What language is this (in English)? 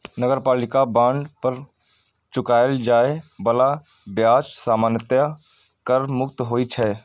Maithili